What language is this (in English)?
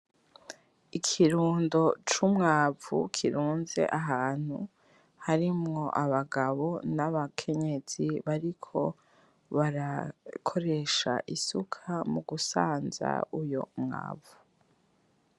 Rundi